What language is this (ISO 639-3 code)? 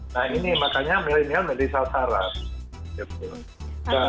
ind